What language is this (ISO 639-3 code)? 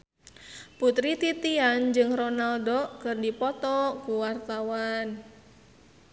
sun